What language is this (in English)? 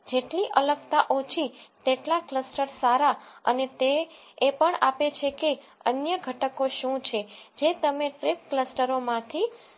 Gujarati